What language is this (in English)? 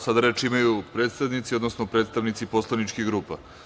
Serbian